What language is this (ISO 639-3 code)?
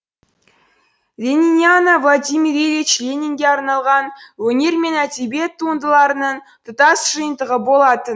kaz